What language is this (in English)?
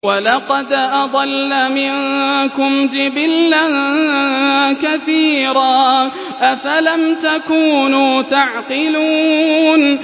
Arabic